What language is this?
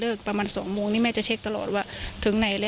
Thai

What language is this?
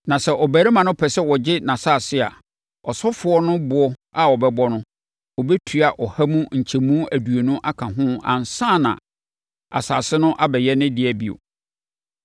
Akan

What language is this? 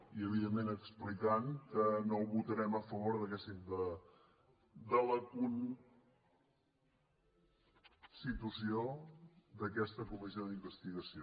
Catalan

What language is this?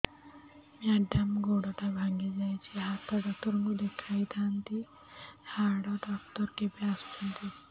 Odia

